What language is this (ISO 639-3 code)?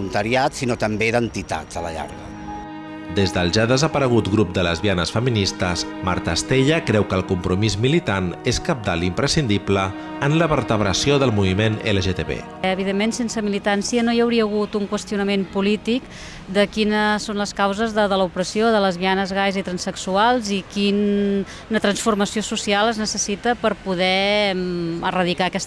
cat